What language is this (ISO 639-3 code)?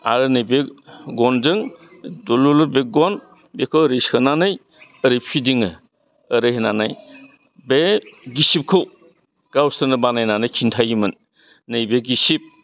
brx